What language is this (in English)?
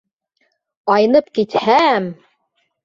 Bashkir